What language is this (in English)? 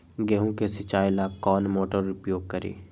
Magahi